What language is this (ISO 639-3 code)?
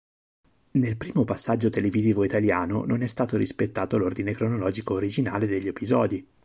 ita